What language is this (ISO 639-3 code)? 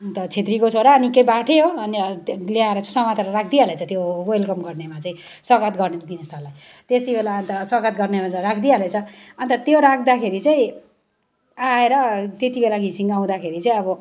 nep